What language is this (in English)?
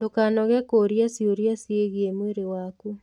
Kikuyu